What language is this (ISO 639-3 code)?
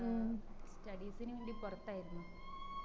mal